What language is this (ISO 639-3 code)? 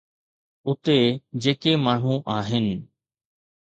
snd